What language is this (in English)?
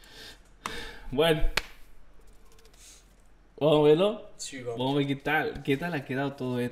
Spanish